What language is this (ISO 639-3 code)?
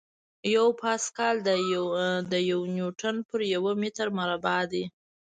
pus